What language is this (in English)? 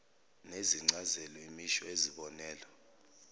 Zulu